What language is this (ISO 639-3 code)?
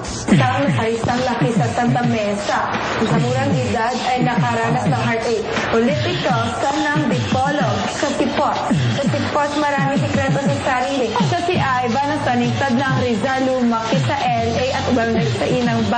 fil